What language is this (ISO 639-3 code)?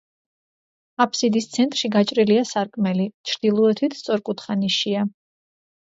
kat